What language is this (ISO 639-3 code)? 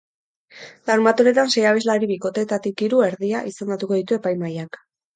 eus